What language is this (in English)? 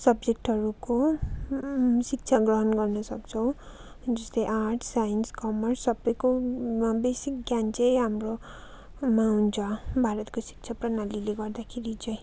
Nepali